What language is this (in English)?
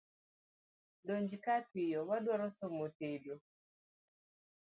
Luo (Kenya and Tanzania)